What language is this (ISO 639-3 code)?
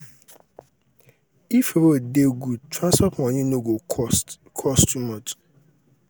pcm